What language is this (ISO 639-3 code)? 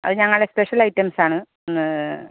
mal